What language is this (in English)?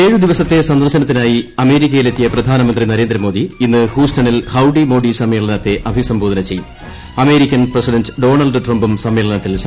Malayalam